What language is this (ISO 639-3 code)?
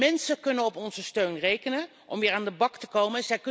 nld